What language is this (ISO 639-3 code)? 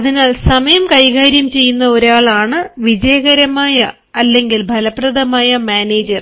mal